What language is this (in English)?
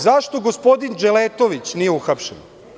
Serbian